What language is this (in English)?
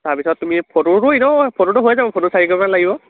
Assamese